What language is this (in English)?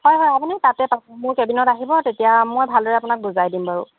Assamese